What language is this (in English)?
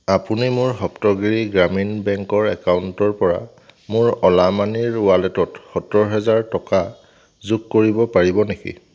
Assamese